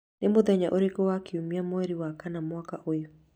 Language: Kikuyu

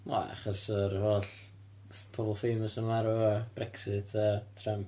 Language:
Welsh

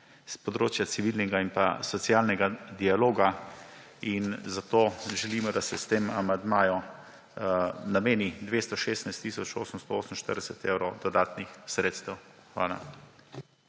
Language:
Slovenian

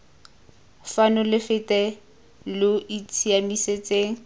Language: Tswana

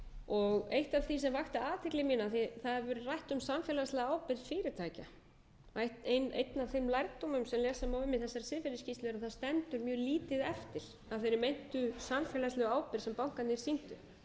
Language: Icelandic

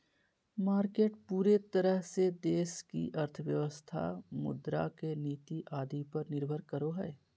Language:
Magahi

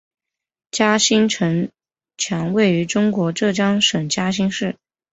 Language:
Chinese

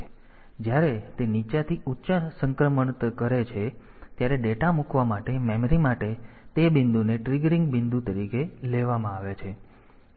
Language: Gujarati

